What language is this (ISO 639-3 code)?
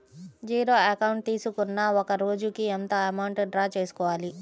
tel